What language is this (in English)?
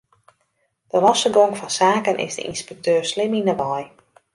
Western Frisian